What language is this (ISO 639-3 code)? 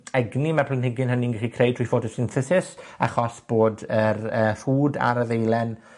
cym